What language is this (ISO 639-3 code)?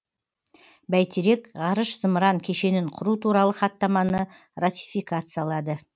kaz